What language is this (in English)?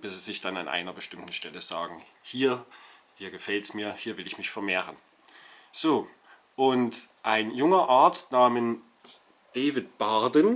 German